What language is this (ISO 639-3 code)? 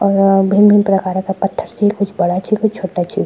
gbm